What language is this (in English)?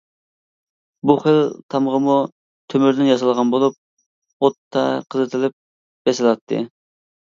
Uyghur